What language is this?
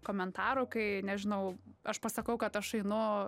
Lithuanian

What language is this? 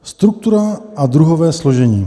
Czech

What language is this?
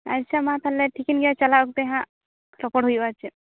Santali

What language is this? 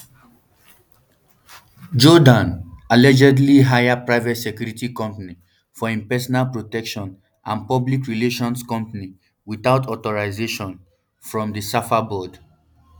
Nigerian Pidgin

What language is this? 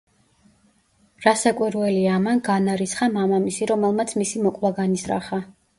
Georgian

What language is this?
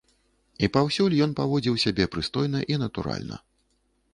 Belarusian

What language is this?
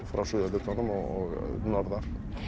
Icelandic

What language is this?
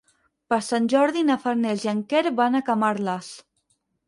Catalan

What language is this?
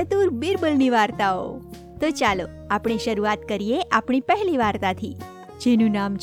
Gujarati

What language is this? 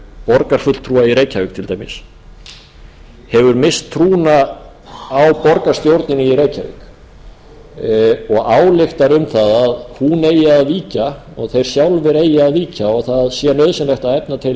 Icelandic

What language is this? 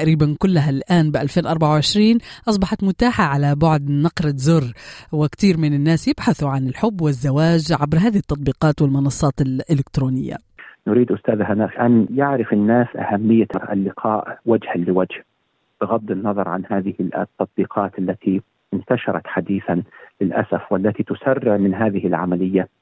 Arabic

